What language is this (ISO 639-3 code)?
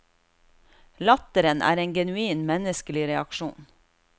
nor